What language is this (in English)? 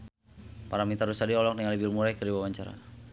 Sundanese